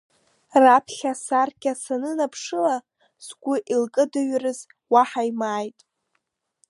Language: Abkhazian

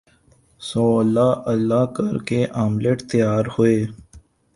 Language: Urdu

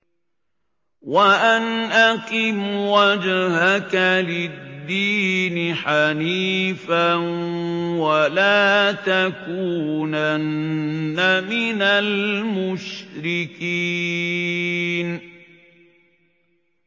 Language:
Arabic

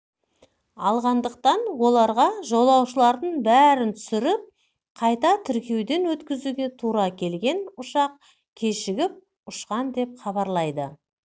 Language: Kazakh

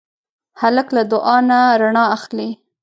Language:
Pashto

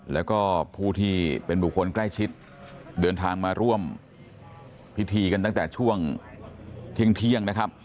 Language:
Thai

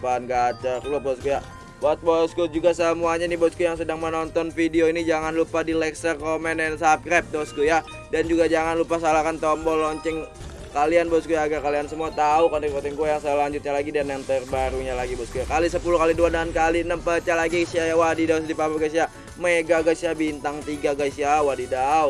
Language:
Indonesian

